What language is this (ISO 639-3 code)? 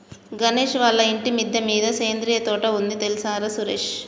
tel